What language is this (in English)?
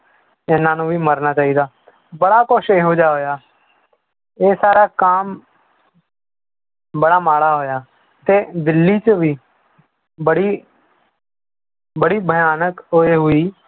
Punjabi